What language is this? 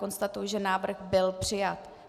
Czech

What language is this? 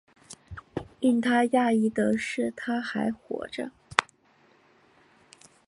Chinese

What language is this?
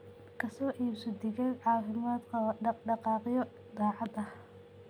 Somali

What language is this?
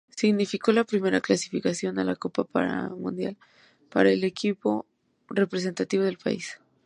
Spanish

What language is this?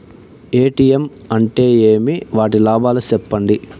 Telugu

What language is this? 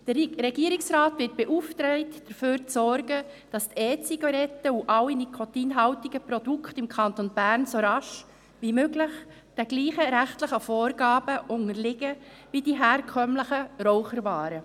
Swiss German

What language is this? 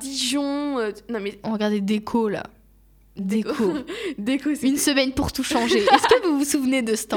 French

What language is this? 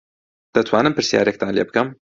Central Kurdish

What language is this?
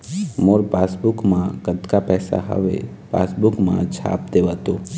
Chhattisgarhi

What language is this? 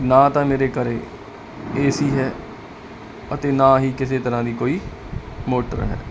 Punjabi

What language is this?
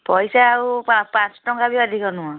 Odia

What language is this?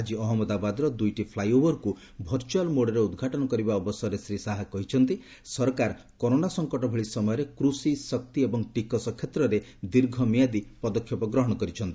Odia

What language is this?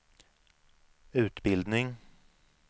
Swedish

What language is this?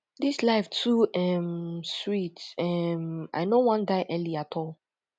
Nigerian Pidgin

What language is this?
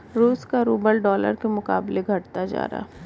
Hindi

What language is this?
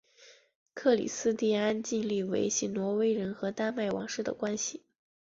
Chinese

